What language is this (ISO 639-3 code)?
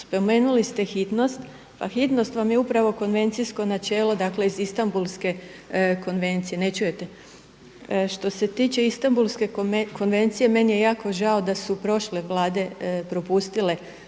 hrv